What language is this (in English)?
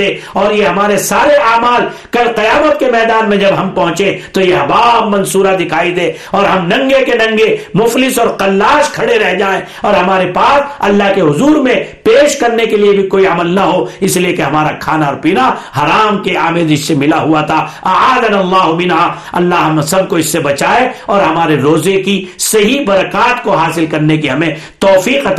Urdu